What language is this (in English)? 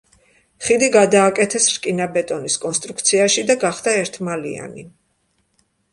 Georgian